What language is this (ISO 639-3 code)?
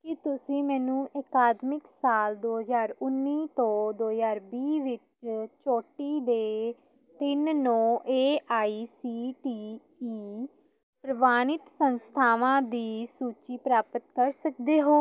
pan